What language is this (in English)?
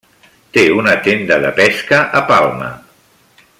Catalan